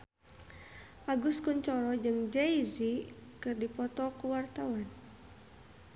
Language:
Sundanese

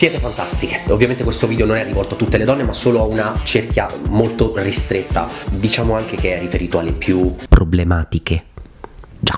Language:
Italian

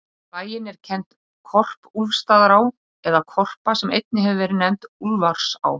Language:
Icelandic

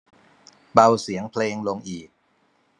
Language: Thai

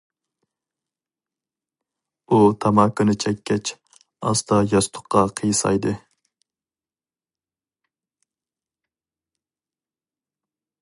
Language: Uyghur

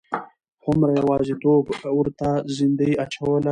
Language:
Pashto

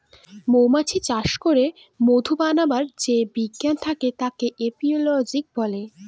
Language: Bangla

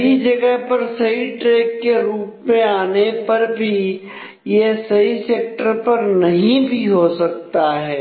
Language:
Hindi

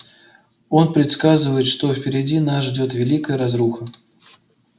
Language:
Russian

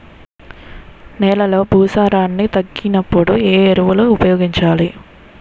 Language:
Telugu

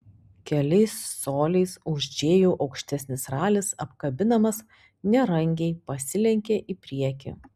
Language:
Lithuanian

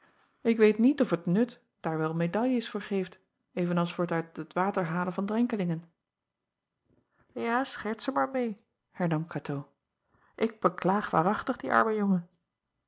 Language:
Dutch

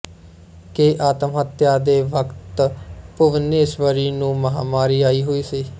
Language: Punjabi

